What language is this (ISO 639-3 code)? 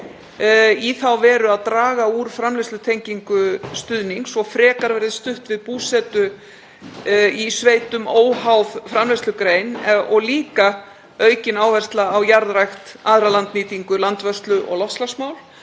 isl